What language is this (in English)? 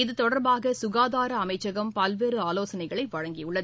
Tamil